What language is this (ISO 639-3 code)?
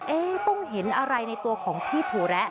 tha